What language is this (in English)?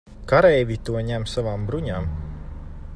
Latvian